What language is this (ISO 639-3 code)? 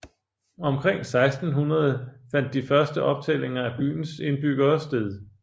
dan